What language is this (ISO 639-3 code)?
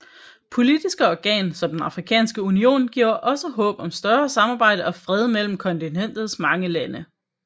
dan